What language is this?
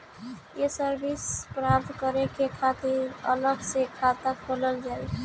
Bhojpuri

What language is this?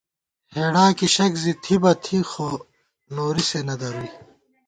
Gawar-Bati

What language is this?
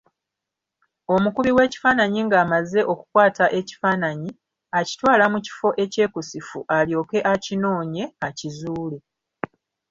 Ganda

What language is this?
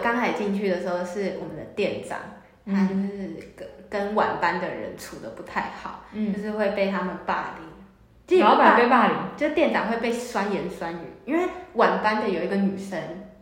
Chinese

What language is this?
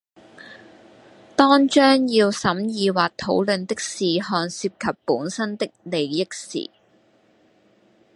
Cantonese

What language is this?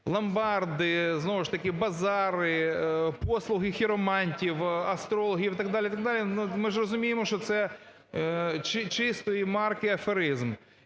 Ukrainian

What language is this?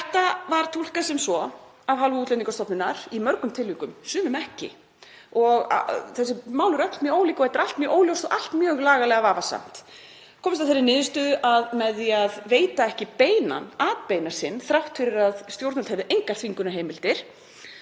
Icelandic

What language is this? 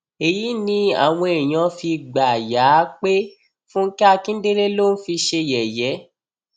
Yoruba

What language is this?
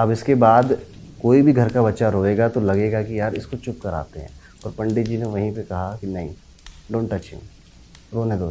Hindi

